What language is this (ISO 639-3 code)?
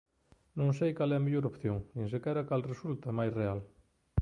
glg